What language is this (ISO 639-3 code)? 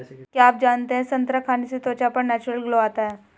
hin